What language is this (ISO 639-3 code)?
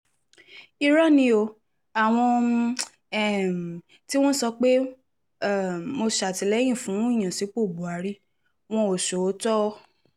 yor